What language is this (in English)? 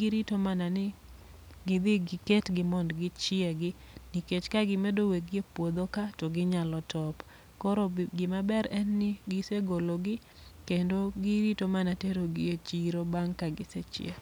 Luo (Kenya and Tanzania)